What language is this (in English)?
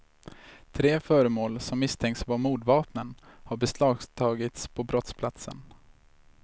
Swedish